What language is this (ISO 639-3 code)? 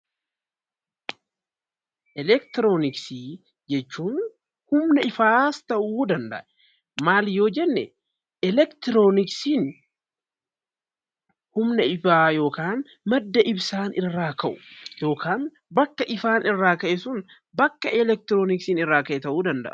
orm